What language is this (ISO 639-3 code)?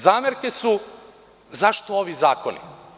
srp